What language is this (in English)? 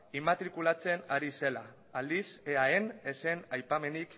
Basque